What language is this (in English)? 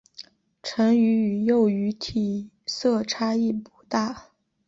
Chinese